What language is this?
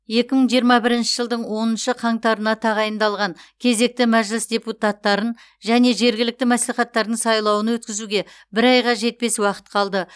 Kazakh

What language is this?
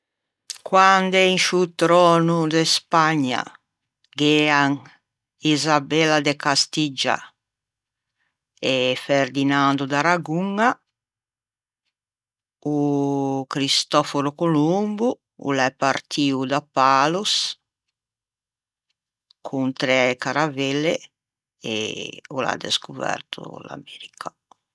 Ligurian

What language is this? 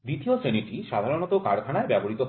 Bangla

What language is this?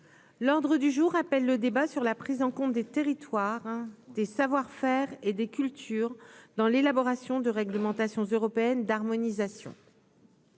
French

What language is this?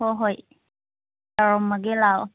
Manipuri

